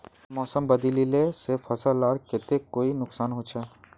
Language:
Magahi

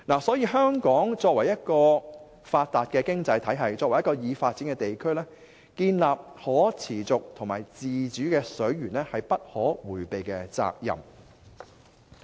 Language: Cantonese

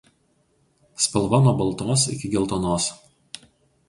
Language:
Lithuanian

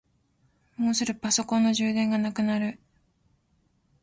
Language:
Japanese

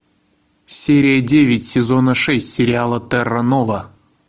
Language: Russian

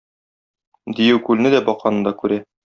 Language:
Tatar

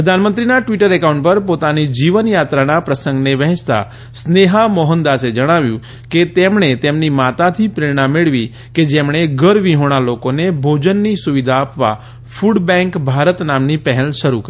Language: Gujarati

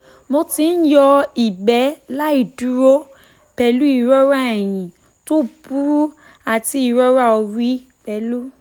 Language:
Yoruba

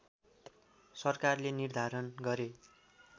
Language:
Nepali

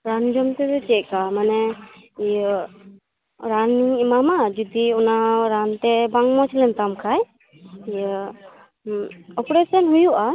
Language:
Santali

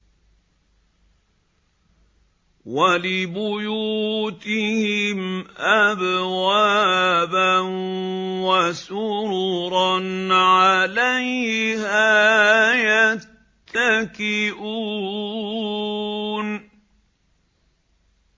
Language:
Arabic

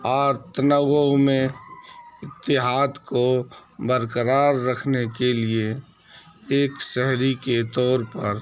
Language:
Urdu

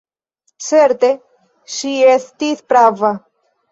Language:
Esperanto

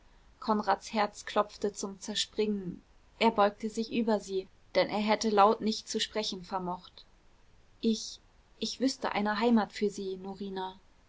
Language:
German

